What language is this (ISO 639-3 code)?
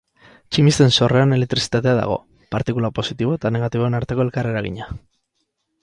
eus